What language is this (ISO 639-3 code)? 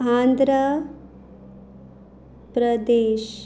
kok